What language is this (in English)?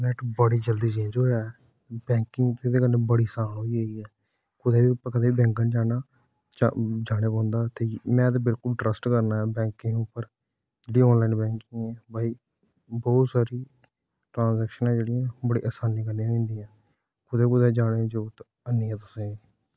Dogri